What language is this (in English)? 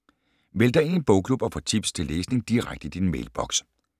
Danish